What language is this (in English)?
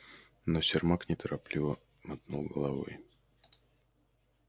Russian